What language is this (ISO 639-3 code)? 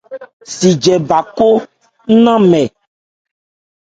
ebr